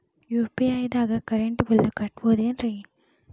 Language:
Kannada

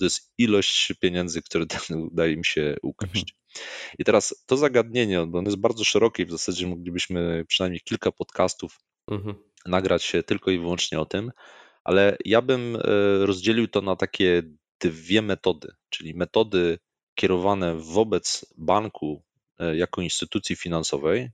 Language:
Polish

